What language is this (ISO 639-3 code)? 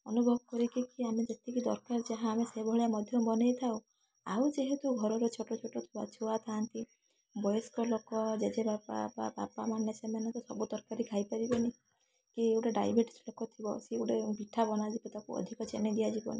ori